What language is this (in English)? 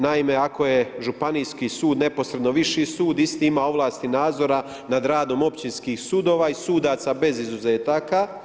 Croatian